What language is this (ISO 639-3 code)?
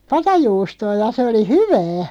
fin